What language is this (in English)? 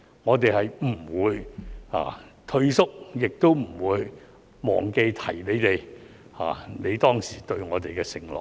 Cantonese